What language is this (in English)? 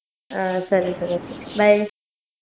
Kannada